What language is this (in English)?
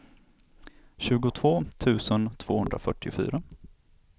Swedish